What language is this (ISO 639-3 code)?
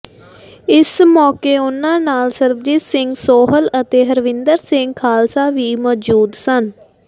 pan